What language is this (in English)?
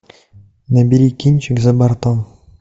Russian